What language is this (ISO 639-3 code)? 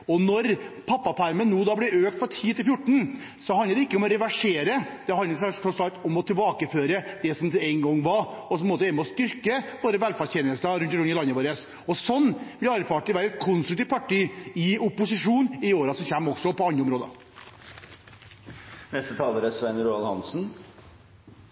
nob